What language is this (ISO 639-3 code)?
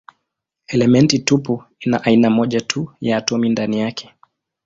swa